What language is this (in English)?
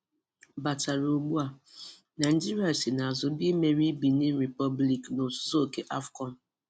Igbo